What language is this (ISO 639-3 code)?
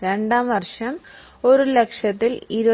mal